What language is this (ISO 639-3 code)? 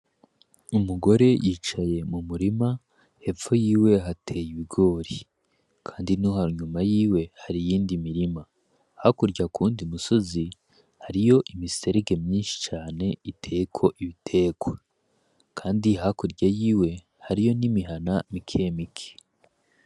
run